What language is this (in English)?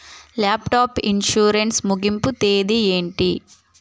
Telugu